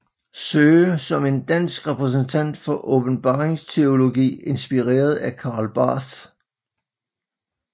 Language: Danish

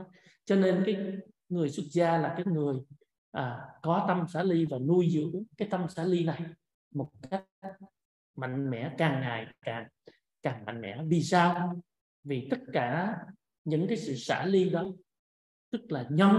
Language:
Vietnamese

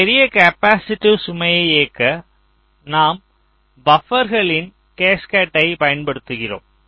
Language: Tamil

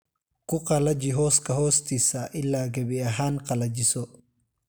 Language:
Somali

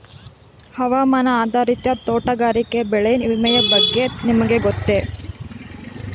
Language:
Kannada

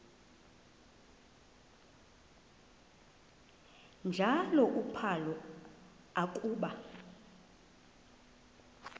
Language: Xhosa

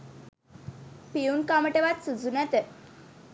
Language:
Sinhala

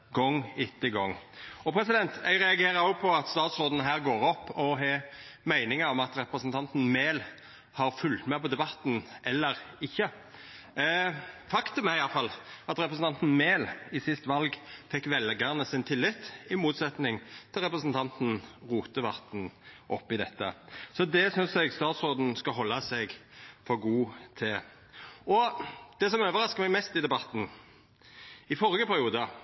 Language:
Norwegian Nynorsk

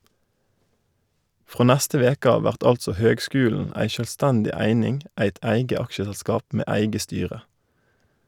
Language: Norwegian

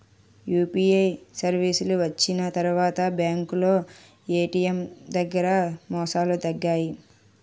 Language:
Telugu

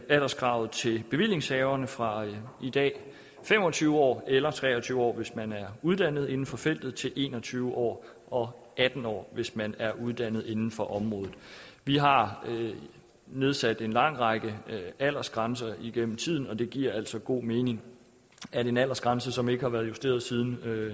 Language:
Danish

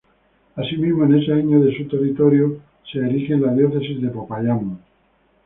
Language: Spanish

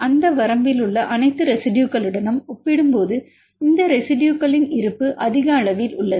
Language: Tamil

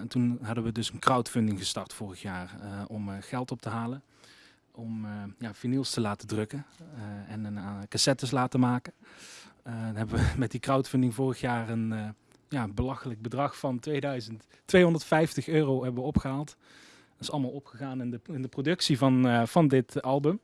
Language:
Dutch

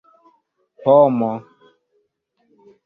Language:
Esperanto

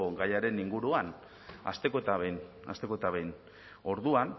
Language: Basque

